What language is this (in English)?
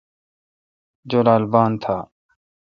Kalkoti